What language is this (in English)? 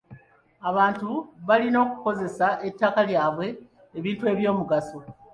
Ganda